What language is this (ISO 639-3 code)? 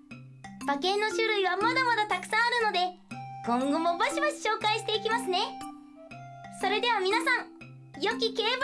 jpn